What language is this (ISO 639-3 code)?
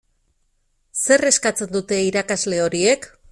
eus